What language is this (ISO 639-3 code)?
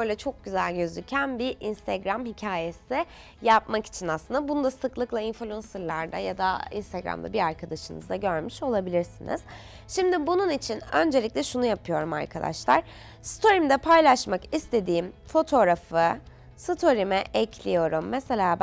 tur